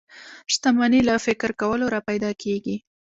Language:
Pashto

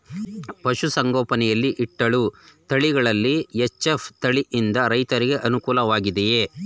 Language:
Kannada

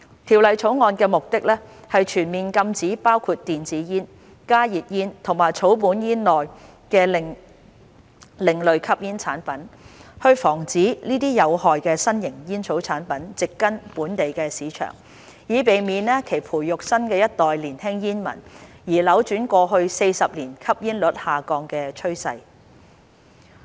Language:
Cantonese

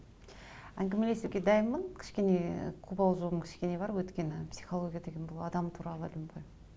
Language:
Kazakh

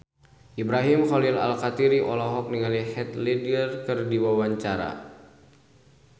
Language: Sundanese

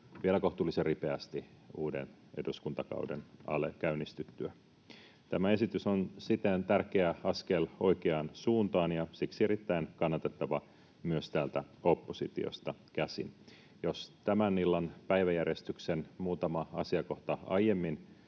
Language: Finnish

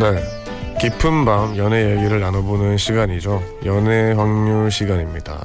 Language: Korean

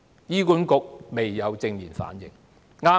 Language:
Cantonese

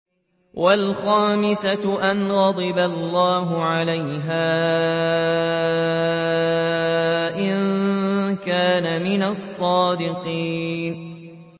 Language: Arabic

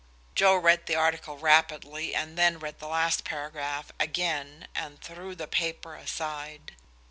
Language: English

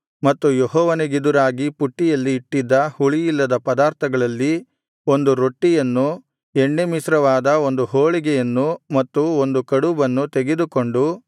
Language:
Kannada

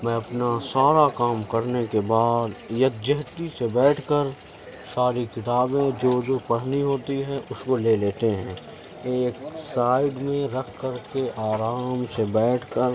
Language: Urdu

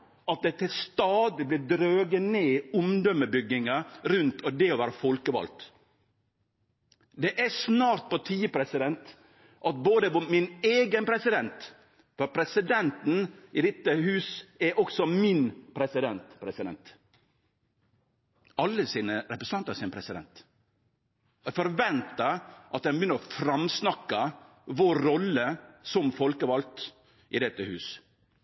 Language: Norwegian Nynorsk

